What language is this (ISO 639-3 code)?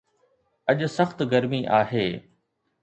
snd